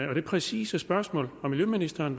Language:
Danish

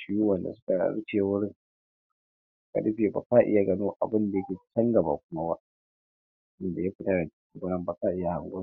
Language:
Hausa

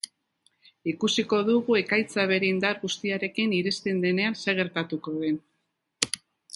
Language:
Basque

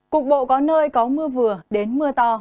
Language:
Vietnamese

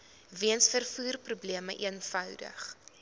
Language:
Afrikaans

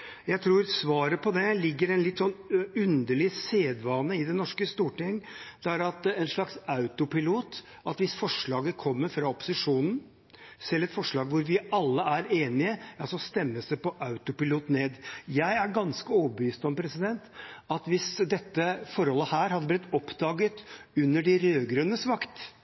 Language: Norwegian Bokmål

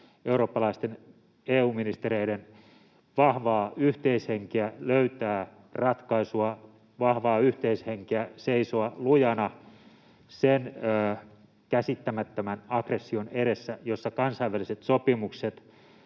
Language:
Finnish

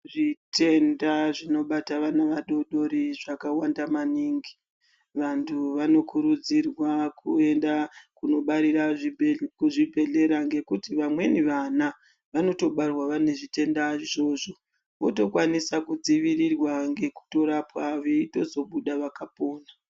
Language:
Ndau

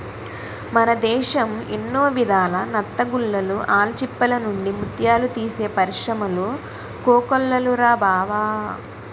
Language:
Telugu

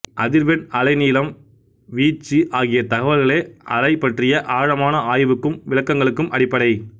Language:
Tamil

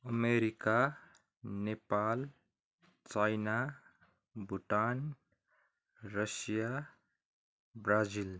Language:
Nepali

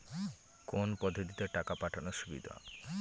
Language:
Bangla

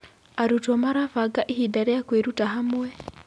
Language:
Kikuyu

